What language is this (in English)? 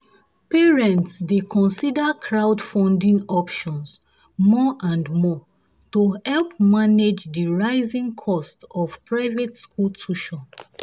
Nigerian Pidgin